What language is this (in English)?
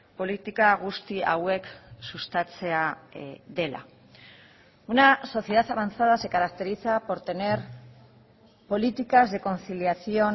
Spanish